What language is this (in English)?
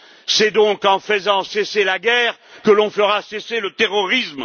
French